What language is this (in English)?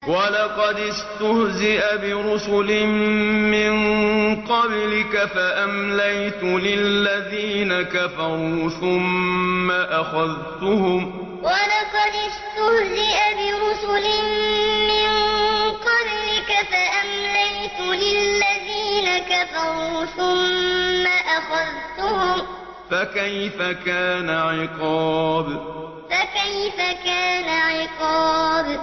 Arabic